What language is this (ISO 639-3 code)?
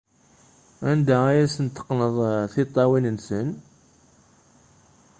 kab